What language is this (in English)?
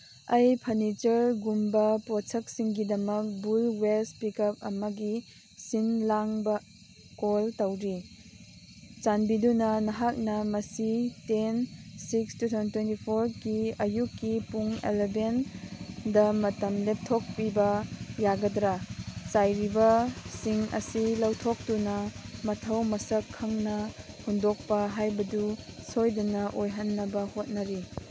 Manipuri